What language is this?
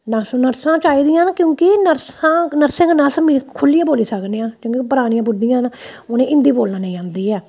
Dogri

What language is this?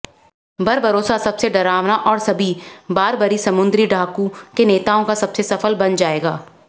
Hindi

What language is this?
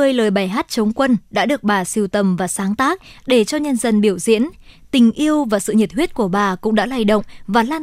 Vietnamese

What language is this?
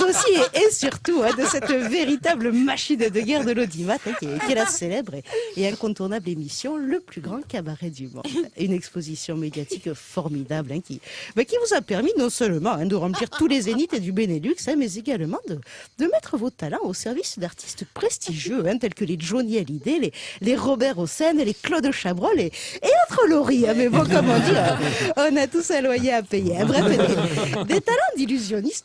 French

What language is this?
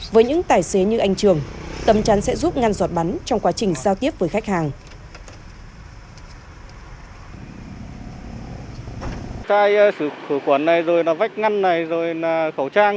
Vietnamese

